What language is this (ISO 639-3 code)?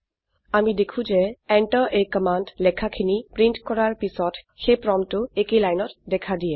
asm